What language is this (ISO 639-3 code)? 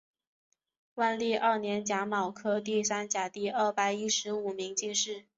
zho